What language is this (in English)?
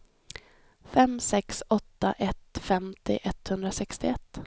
Swedish